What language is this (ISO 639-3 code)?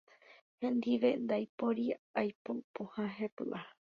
grn